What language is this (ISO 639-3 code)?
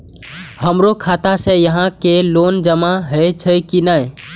mai